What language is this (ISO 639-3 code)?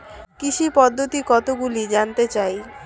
ben